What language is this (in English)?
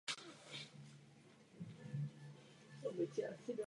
Czech